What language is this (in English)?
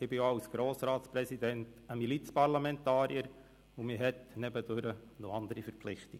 Swiss German